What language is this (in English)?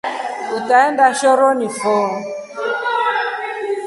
Rombo